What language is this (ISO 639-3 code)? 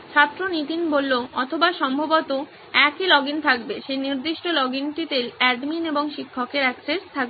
ben